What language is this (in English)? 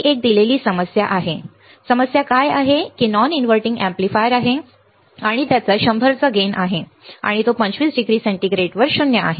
Marathi